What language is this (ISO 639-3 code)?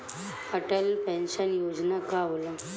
bho